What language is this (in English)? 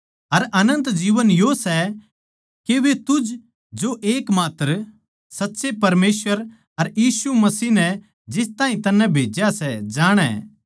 Haryanvi